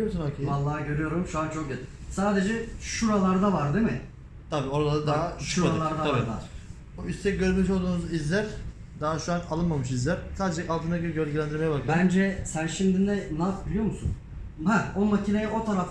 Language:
Turkish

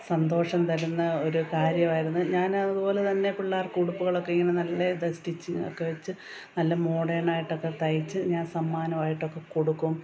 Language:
Malayalam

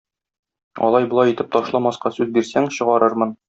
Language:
Tatar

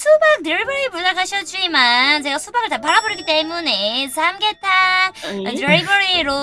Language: Korean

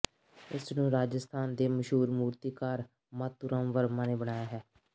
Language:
Punjabi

